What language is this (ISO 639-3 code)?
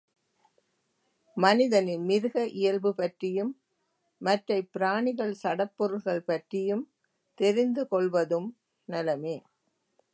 tam